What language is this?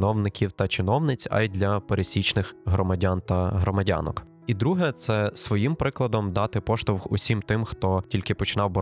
Ukrainian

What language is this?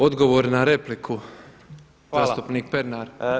Croatian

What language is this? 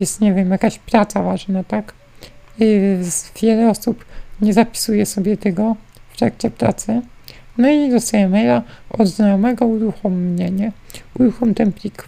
Polish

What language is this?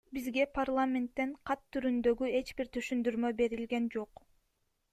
Kyrgyz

